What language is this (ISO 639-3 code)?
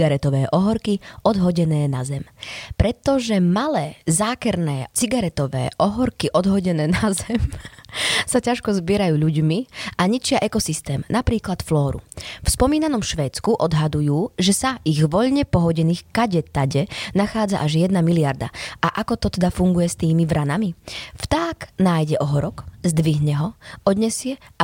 slk